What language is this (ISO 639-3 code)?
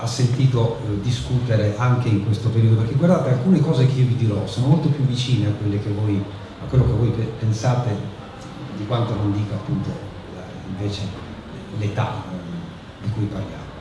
ita